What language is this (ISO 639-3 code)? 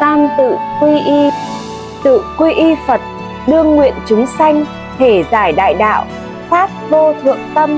vie